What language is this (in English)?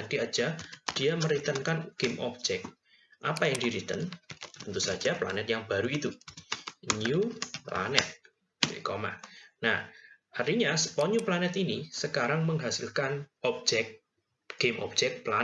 Indonesian